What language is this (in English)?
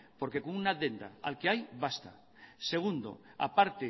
Spanish